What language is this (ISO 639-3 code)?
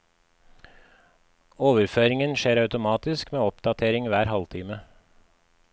nor